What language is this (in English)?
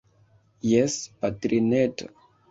Esperanto